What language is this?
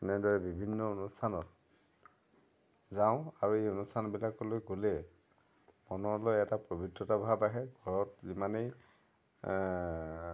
Assamese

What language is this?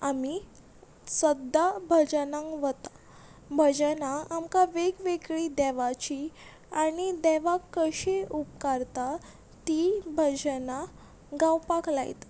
Konkani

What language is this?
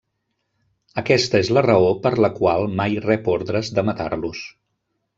Catalan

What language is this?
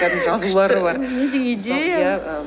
Kazakh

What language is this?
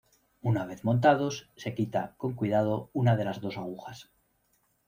Spanish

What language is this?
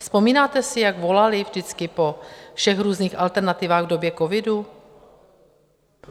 Czech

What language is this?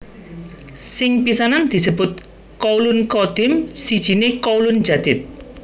Javanese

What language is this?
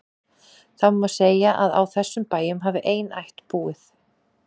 Icelandic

